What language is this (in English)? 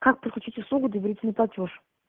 Russian